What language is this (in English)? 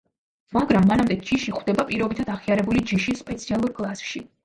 Georgian